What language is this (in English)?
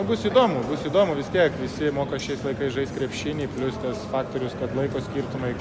Lithuanian